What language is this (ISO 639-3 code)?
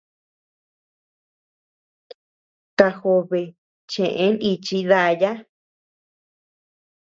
cux